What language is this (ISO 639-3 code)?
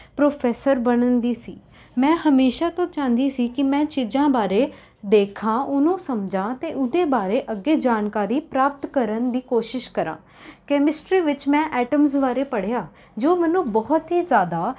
pan